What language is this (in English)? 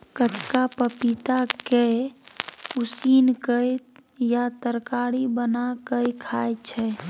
Maithili